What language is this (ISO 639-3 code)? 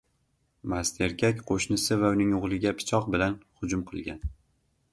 uzb